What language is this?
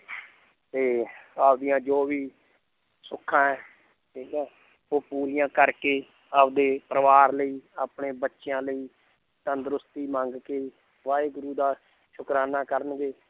Punjabi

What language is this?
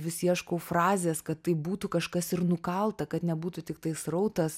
Lithuanian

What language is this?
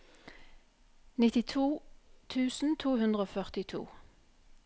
Norwegian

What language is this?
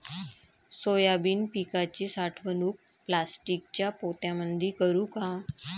Marathi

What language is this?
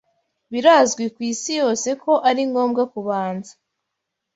Kinyarwanda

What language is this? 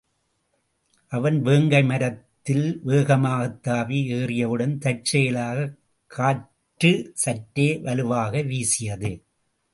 Tamil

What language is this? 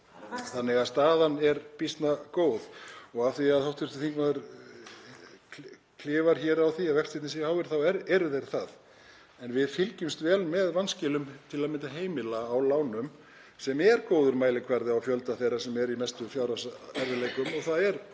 Icelandic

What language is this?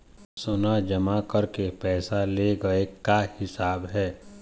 Chhattisgarhi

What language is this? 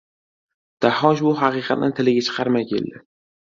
Uzbek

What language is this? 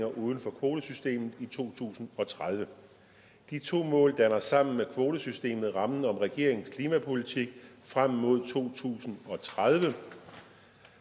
Danish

